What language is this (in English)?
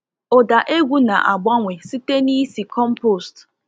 Igbo